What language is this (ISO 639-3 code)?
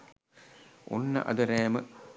sin